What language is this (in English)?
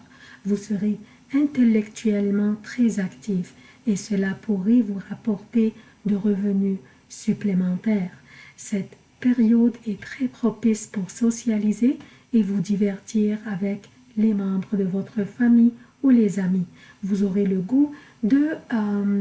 French